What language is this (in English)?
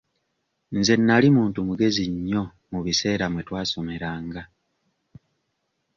Ganda